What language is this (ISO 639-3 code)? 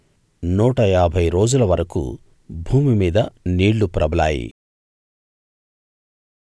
tel